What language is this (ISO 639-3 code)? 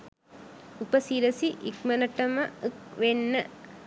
sin